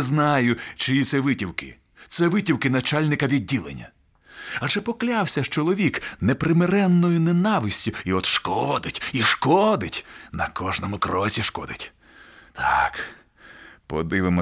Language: Ukrainian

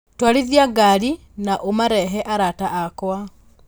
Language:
Kikuyu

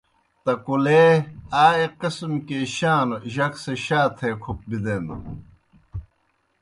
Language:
Kohistani Shina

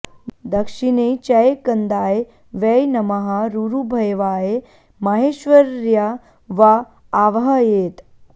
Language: Sanskrit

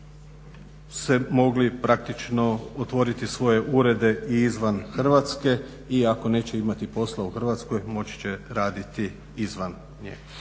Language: Croatian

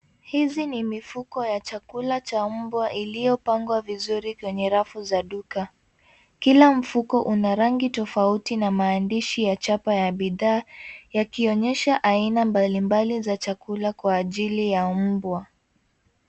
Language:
Swahili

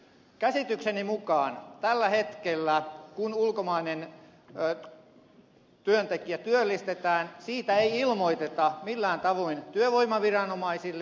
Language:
Finnish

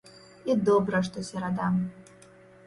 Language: Belarusian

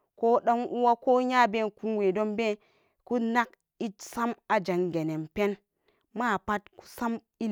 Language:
Samba Daka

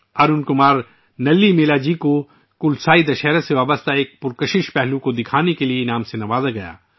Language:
Urdu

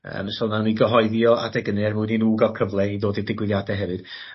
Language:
Welsh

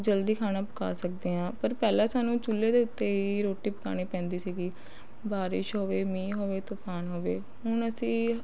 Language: Punjabi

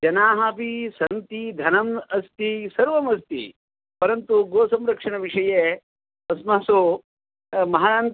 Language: Sanskrit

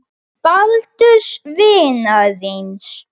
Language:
Icelandic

